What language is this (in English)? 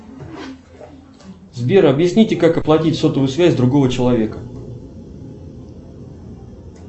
Russian